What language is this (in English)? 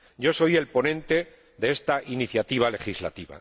Spanish